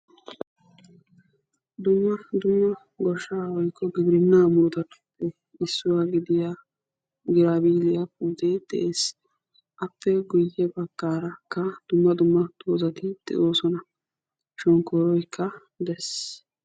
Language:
Wolaytta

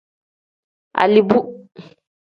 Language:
Tem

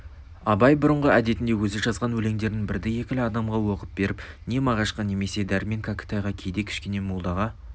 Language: Kazakh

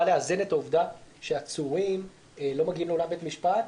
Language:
Hebrew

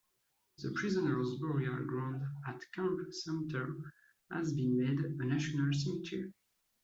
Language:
English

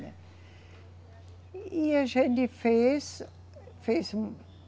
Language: Portuguese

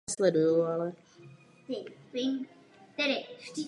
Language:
Czech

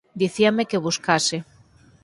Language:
Galician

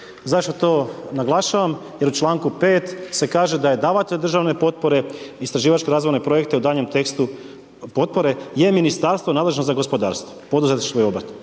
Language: Croatian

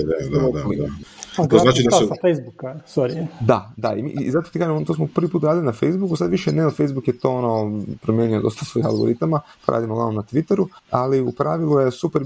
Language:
Croatian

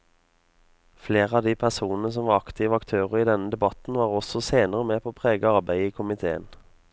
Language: Norwegian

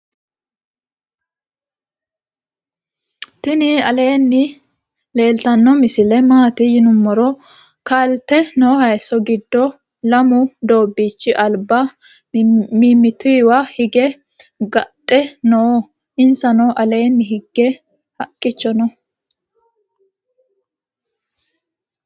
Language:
Sidamo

